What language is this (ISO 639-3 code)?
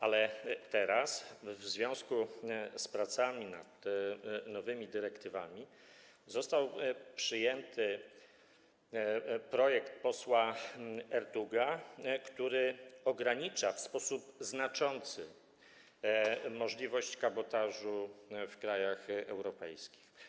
pol